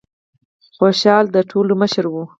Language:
Pashto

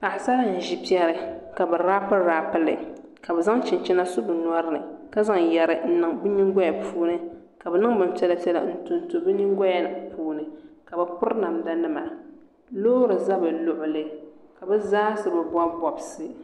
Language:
Dagbani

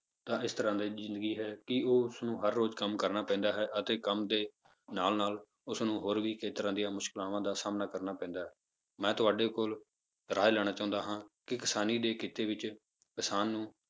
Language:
Punjabi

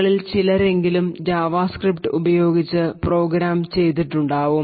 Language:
Malayalam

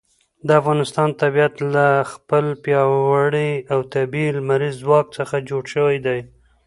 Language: Pashto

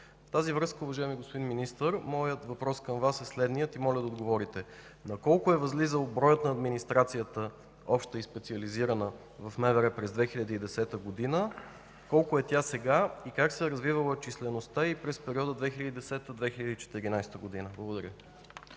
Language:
Bulgarian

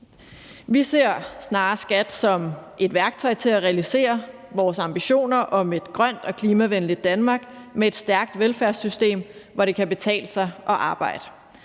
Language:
Danish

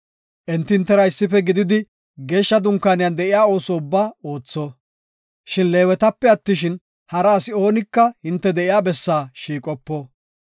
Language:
Gofa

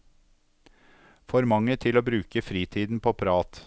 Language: Norwegian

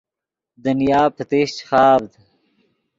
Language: Yidgha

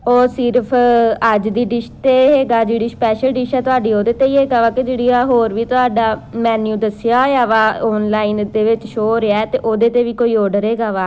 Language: Punjabi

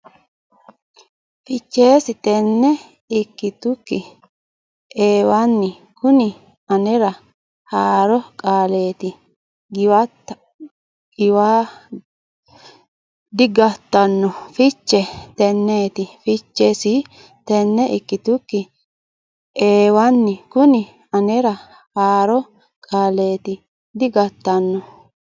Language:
Sidamo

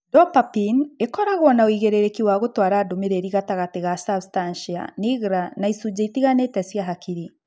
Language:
Kikuyu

